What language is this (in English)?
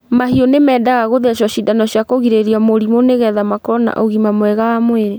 Kikuyu